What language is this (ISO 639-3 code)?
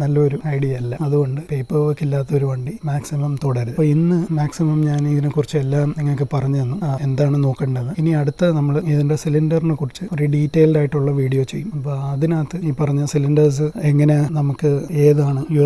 eng